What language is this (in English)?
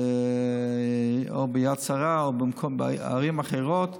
Hebrew